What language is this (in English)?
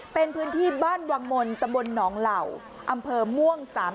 Thai